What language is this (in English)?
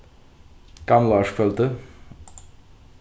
Faroese